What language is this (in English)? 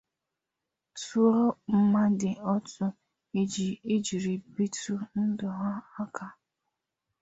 Igbo